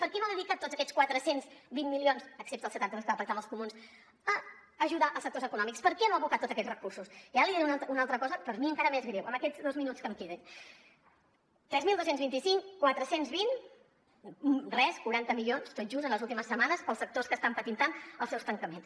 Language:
Catalan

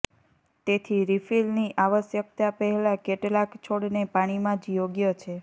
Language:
Gujarati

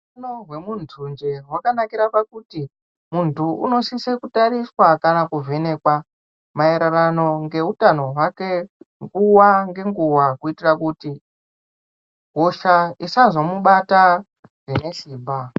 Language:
Ndau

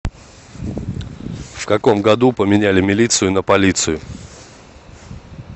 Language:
Russian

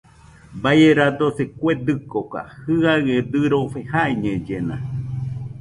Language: Nüpode Huitoto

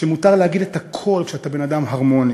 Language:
Hebrew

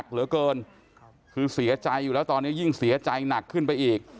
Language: Thai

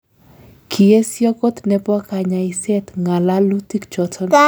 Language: Kalenjin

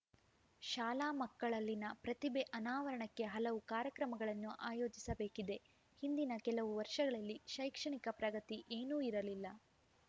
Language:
Kannada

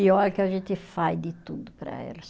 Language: Portuguese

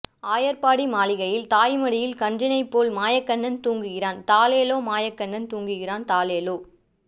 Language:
Tamil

